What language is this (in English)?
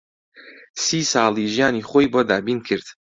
Central Kurdish